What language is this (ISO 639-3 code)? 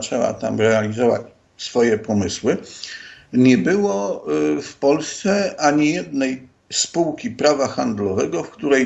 pol